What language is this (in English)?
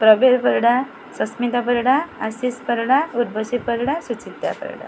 Odia